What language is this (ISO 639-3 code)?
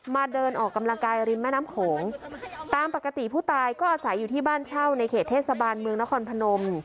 tha